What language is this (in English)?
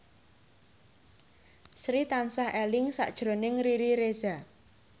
Javanese